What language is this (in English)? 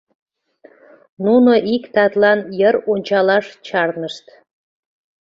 Mari